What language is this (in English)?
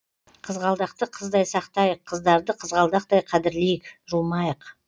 Kazakh